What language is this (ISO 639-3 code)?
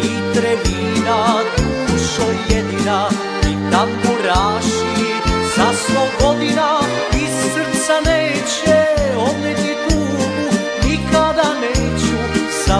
ron